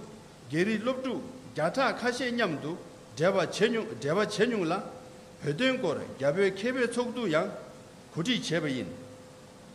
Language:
Korean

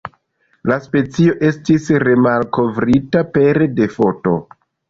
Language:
Esperanto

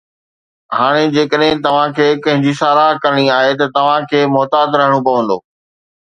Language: Sindhi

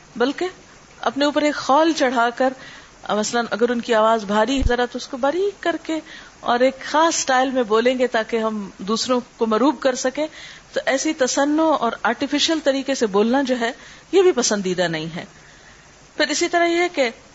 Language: Urdu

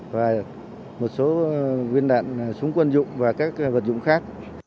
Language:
Vietnamese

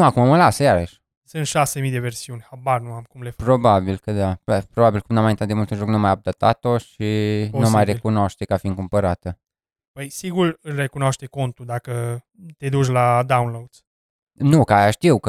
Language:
Romanian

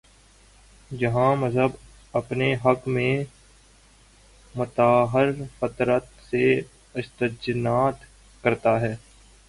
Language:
Urdu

